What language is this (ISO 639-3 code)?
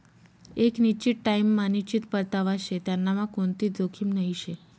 mar